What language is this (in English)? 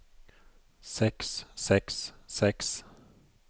Norwegian